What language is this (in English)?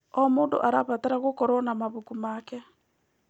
Kikuyu